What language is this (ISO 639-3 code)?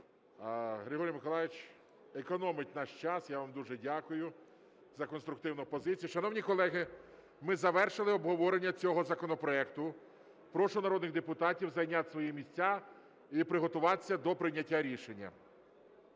ukr